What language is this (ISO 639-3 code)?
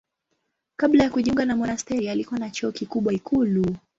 swa